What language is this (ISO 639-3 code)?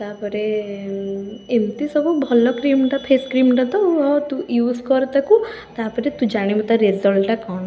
ori